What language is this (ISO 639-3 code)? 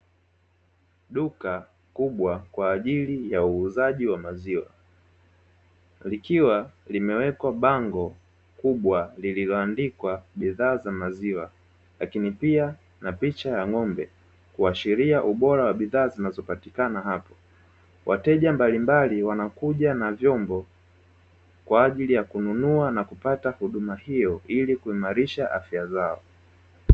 swa